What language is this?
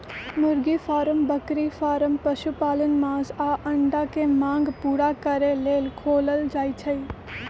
Magahi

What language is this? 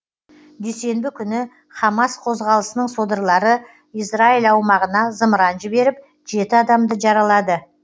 Kazakh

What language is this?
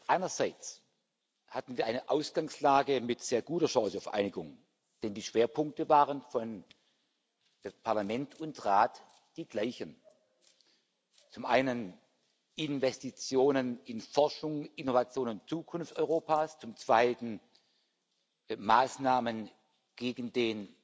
German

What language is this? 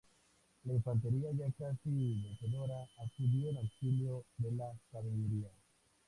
Spanish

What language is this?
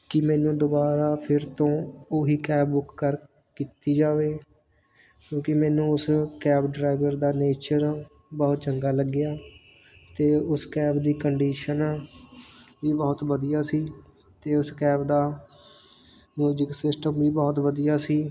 Punjabi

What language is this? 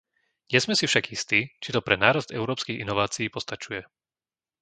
Slovak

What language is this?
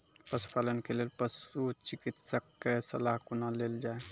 Maithili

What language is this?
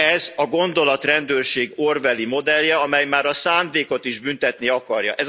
Hungarian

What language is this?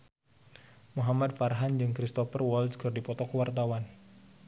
Sundanese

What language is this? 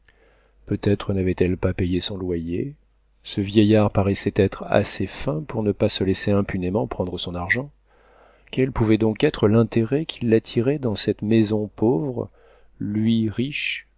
French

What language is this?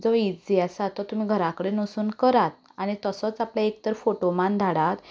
Konkani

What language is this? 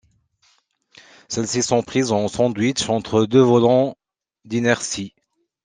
French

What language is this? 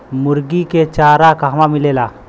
Bhojpuri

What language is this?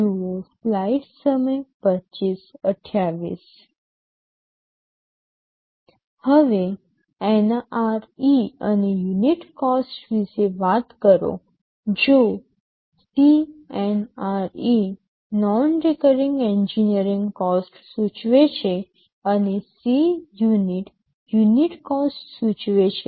Gujarati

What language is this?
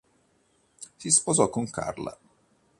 Italian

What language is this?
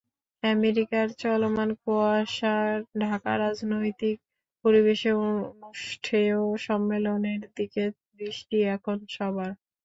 Bangla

